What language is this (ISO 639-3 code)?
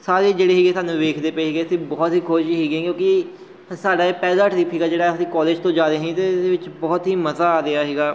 pan